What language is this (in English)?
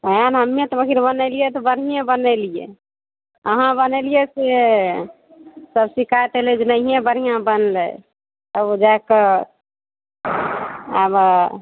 Maithili